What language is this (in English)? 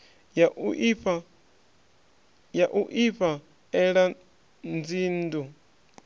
Venda